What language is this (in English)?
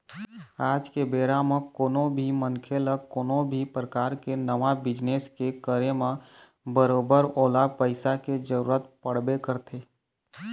Chhattisgarhi